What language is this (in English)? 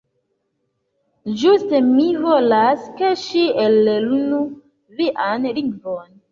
Esperanto